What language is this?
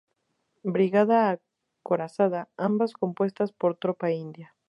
Spanish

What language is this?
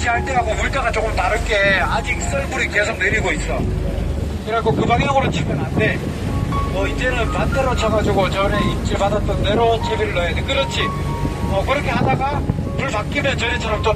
Korean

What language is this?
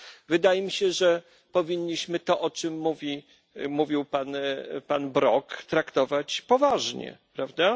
Polish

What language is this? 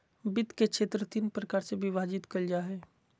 Magahi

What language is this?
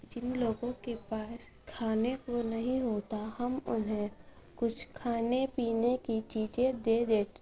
Urdu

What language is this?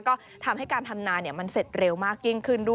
Thai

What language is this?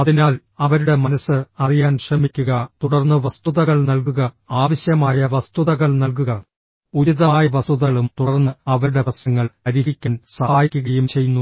Malayalam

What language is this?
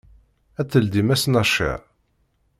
Kabyle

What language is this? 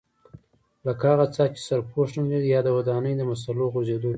Pashto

